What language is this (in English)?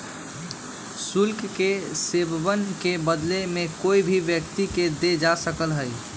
Magahi